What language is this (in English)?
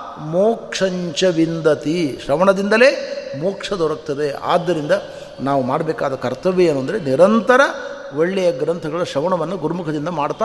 Kannada